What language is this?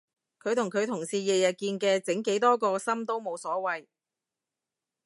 Cantonese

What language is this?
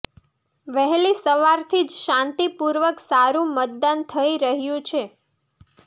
Gujarati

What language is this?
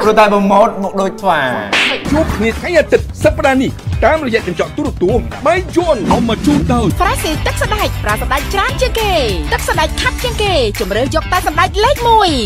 Thai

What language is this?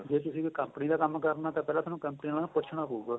Punjabi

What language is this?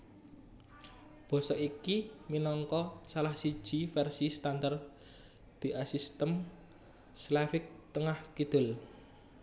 Javanese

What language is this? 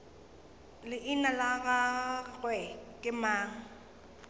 Northern Sotho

